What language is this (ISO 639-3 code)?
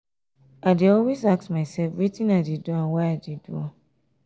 pcm